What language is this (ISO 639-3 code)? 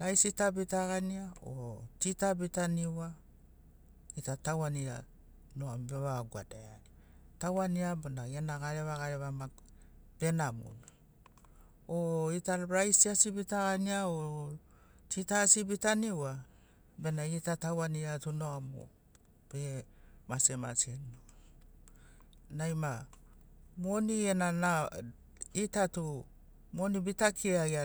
snc